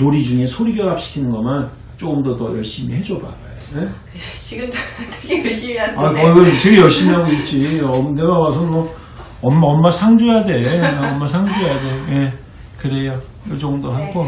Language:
Korean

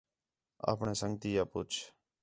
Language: Khetrani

